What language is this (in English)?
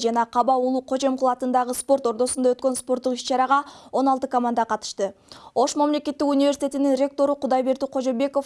Turkish